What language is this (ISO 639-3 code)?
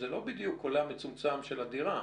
heb